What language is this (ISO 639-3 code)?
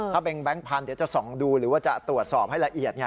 tha